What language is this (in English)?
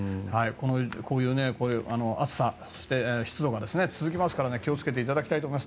Japanese